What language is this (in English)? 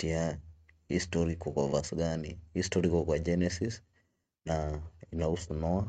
Swahili